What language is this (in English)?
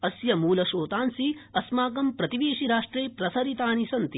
Sanskrit